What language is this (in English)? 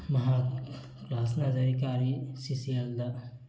Manipuri